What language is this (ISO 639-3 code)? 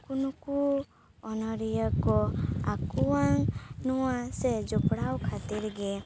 sat